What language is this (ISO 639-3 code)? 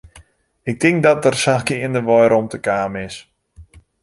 fry